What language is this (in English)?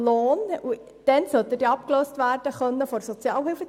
Swiss German